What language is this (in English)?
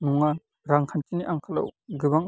Bodo